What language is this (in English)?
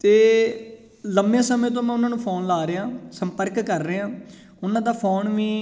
Punjabi